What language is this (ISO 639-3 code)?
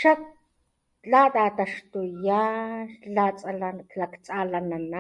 top